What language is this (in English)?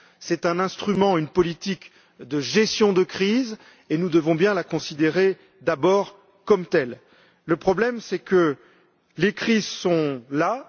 French